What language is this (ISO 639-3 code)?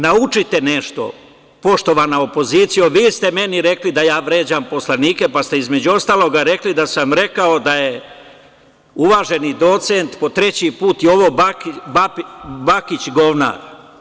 srp